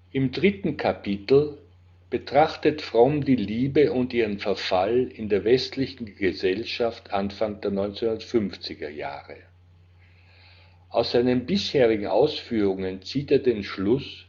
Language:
German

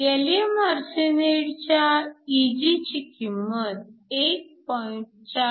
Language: Marathi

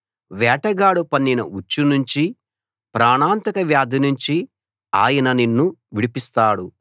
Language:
Telugu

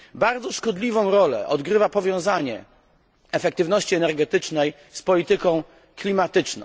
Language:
Polish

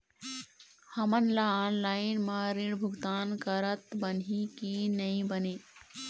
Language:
Chhattisgarhi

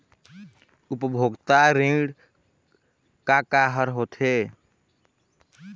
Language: Chhattisgarhi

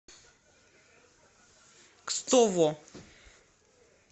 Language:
Russian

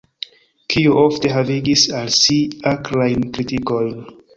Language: Esperanto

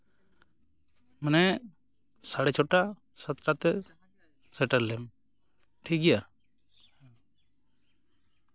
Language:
Santali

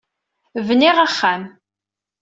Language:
Kabyle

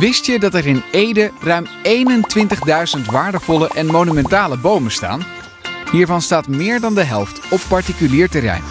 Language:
Dutch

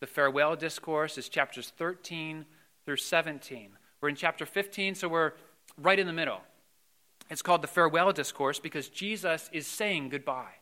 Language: English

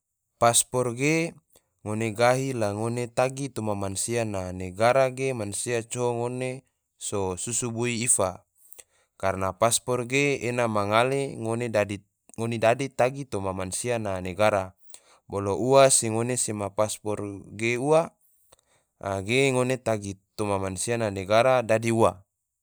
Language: Tidore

